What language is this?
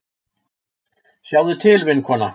Icelandic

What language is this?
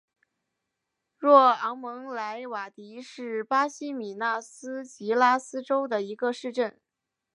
Chinese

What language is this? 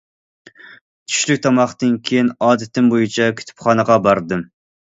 Uyghur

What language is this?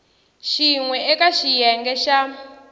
Tsonga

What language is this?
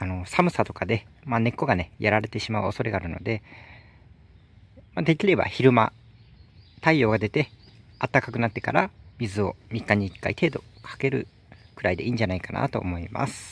Japanese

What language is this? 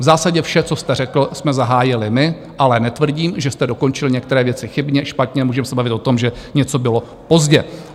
Czech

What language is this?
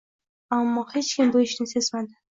Uzbek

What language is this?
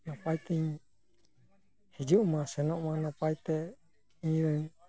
Santali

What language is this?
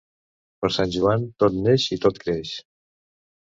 Catalan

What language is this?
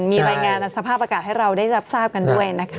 Thai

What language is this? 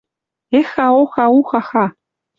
Western Mari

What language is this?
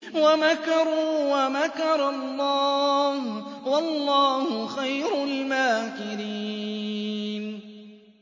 Arabic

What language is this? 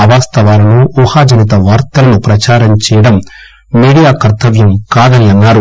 Telugu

